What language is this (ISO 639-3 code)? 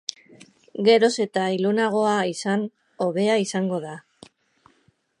eus